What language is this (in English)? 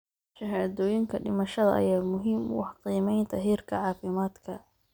Somali